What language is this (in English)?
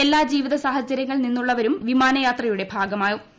Malayalam